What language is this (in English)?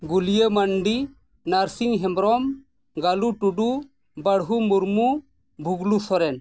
Santali